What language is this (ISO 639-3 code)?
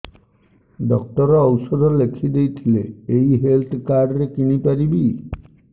ori